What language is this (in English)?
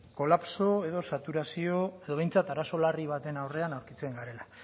Basque